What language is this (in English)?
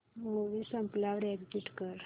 Marathi